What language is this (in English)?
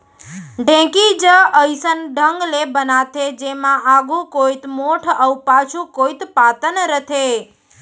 Chhattisgarhi